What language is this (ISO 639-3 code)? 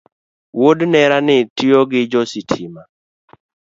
luo